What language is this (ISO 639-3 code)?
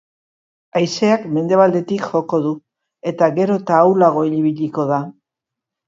eus